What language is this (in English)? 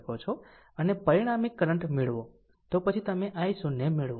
Gujarati